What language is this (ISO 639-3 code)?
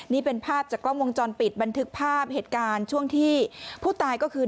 tha